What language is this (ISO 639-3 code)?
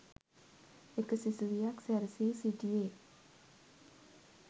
sin